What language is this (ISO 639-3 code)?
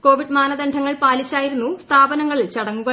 mal